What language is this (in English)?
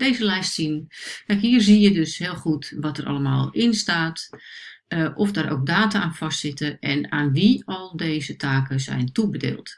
Dutch